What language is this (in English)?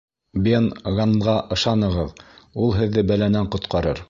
Bashkir